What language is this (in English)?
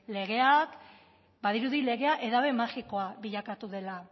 Basque